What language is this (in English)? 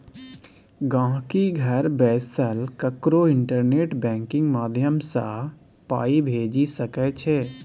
Maithili